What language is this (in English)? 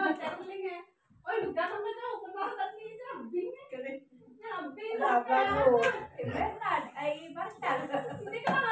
Filipino